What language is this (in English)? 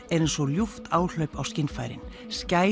Icelandic